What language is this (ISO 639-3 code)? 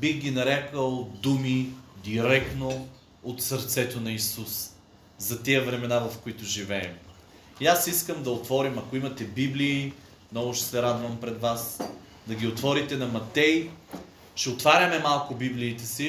bul